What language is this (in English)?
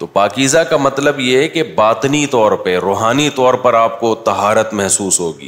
Urdu